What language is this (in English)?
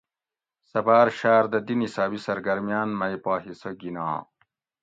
Gawri